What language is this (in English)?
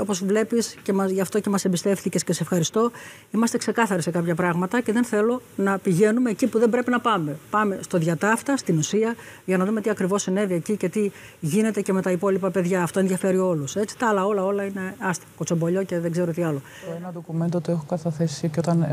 Greek